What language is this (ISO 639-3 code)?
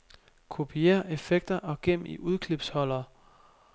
dan